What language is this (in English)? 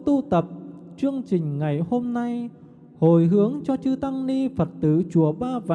Vietnamese